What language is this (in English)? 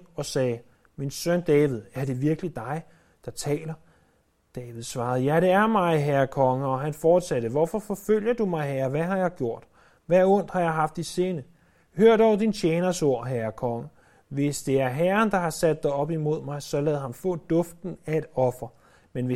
Danish